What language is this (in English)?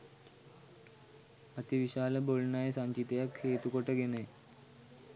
Sinhala